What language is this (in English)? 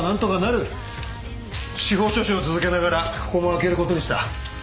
Japanese